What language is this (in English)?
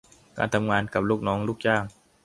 Thai